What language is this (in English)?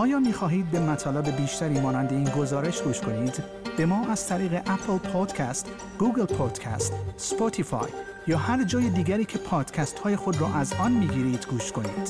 Persian